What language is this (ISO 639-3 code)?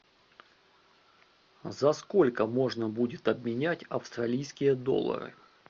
rus